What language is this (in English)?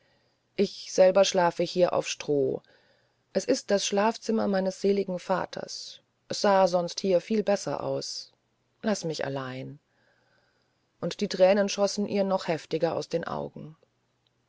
German